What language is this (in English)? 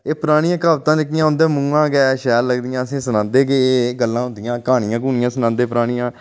Dogri